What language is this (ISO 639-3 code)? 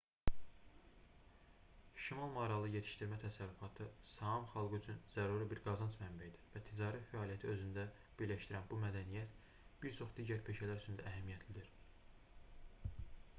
aze